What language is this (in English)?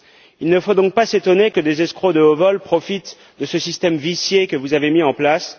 French